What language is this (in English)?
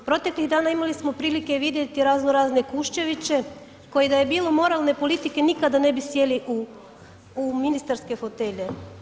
Croatian